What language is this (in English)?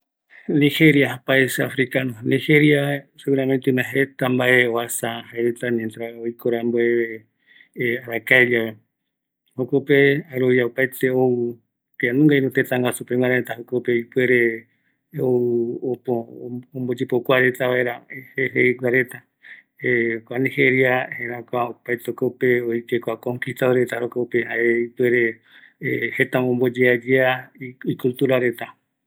Eastern Bolivian Guaraní